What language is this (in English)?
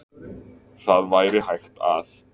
Icelandic